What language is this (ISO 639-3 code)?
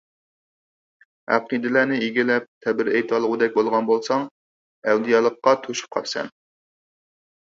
uig